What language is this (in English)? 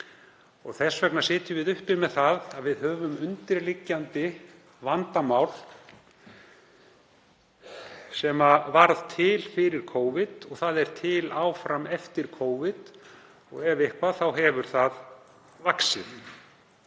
Icelandic